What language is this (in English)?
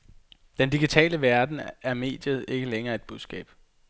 Danish